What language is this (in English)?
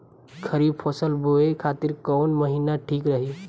Bhojpuri